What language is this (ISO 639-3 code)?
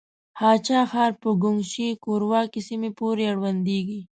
pus